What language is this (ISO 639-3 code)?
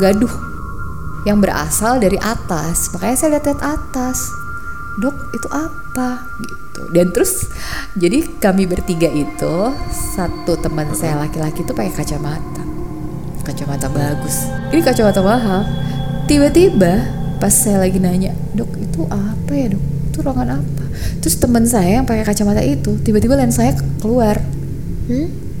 ind